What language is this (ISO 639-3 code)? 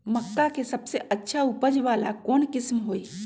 mag